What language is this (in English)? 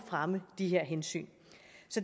Danish